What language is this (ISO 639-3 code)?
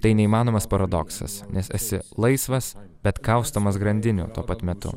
lit